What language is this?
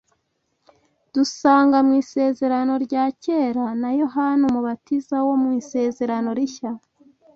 Kinyarwanda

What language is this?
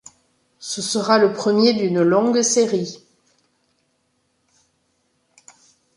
French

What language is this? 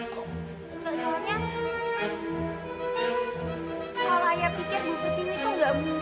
Indonesian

